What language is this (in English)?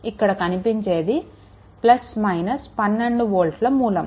Telugu